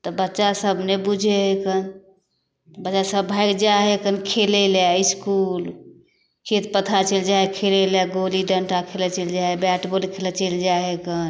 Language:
Maithili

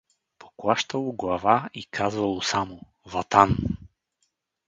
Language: Bulgarian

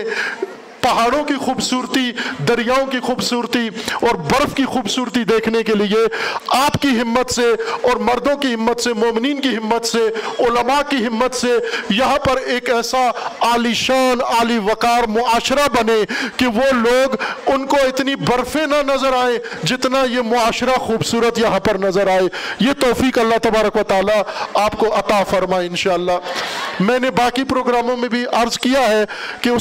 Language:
Urdu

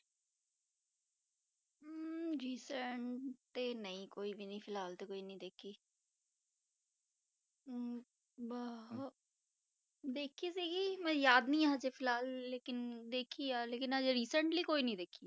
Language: Punjabi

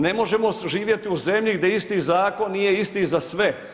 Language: Croatian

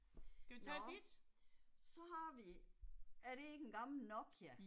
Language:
Danish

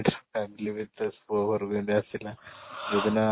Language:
Odia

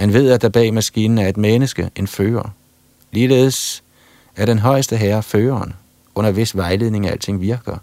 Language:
Danish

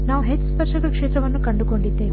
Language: Kannada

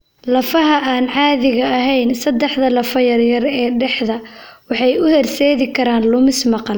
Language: Somali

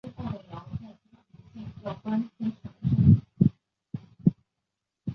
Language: Chinese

